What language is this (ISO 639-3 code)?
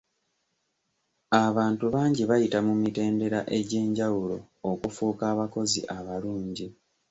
lug